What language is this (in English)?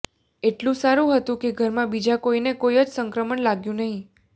Gujarati